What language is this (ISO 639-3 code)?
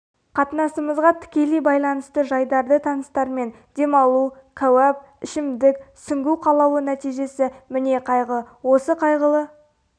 kaz